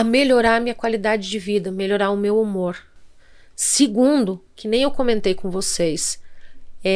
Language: Portuguese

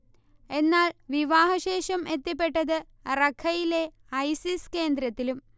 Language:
Malayalam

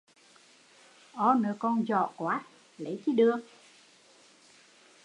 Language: Vietnamese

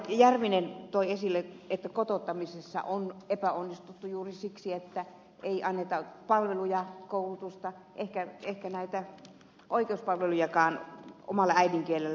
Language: Finnish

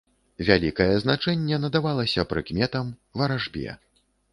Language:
Belarusian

